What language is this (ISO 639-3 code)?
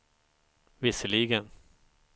swe